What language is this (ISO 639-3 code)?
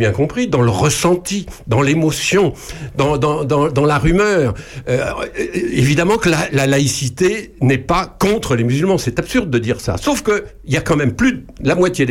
fra